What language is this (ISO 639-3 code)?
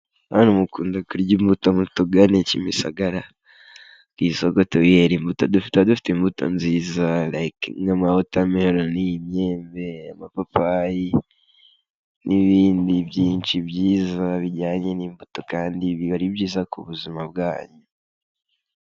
kin